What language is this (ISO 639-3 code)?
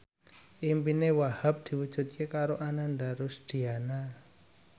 jav